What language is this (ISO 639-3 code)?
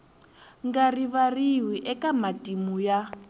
tso